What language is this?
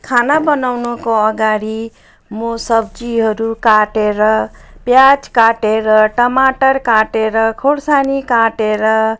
Nepali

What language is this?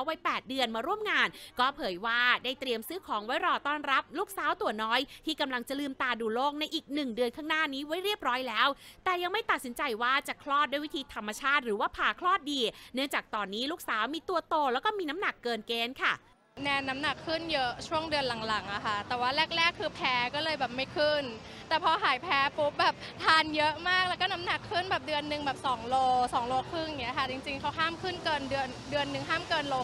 Thai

